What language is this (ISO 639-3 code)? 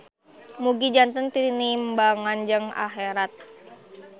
sun